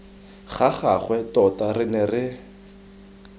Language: Tswana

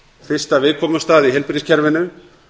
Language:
Icelandic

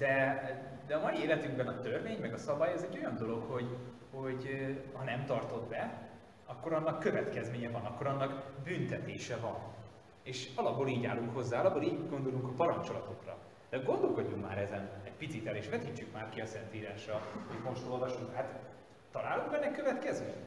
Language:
Hungarian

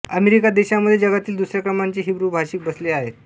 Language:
Marathi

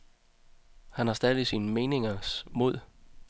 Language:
Danish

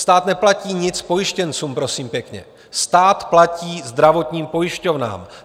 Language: Czech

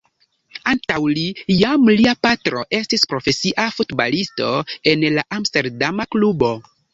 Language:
Esperanto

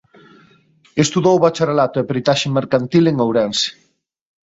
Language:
Galician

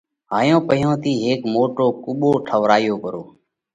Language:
Parkari Koli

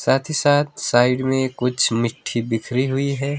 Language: Hindi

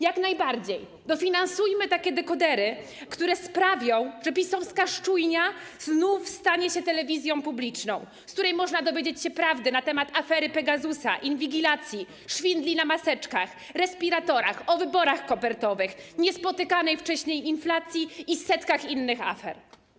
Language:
Polish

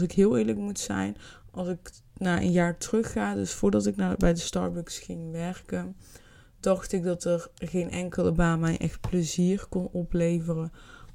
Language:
Dutch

